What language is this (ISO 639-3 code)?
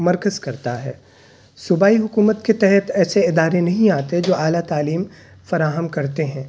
urd